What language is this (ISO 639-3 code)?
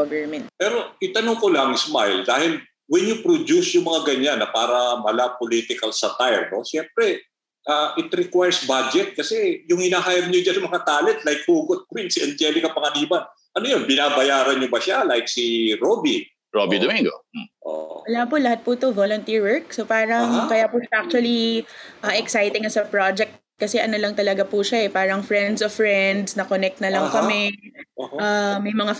fil